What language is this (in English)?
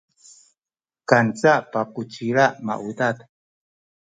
Sakizaya